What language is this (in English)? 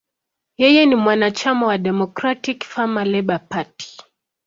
Swahili